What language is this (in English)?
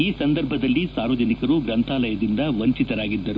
Kannada